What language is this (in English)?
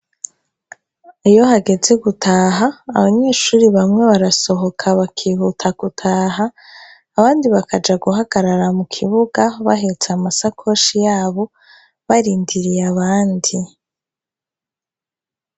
Rundi